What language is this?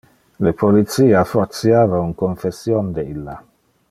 Interlingua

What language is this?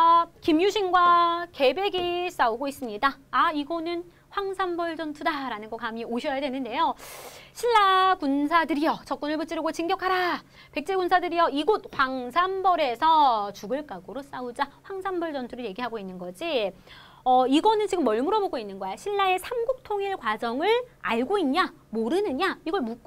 Korean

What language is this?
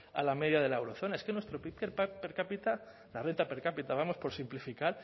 Spanish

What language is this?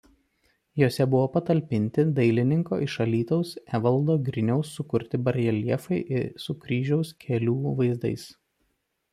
Lithuanian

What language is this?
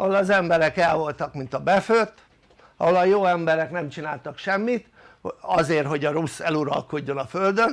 Hungarian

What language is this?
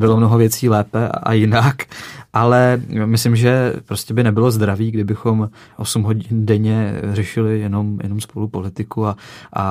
Czech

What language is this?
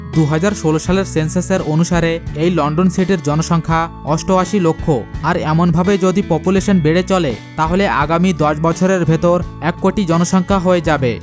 Bangla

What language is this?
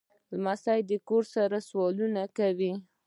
Pashto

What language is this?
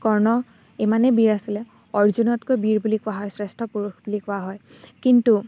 Assamese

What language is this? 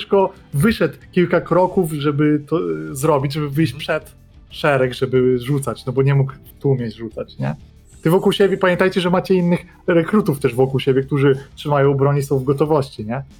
Polish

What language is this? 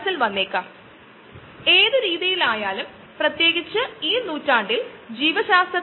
Malayalam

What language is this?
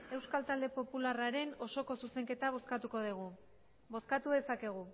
Basque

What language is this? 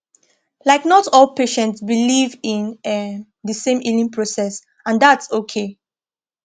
Nigerian Pidgin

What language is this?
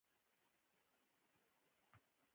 Pashto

